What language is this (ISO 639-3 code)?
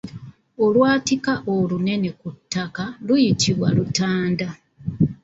lug